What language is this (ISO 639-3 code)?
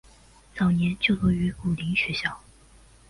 zho